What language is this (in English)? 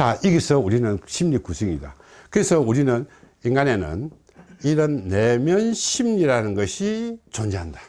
Korean